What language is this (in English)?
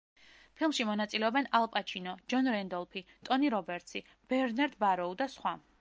Georgian